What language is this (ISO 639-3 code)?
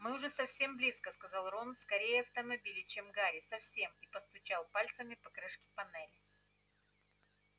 rus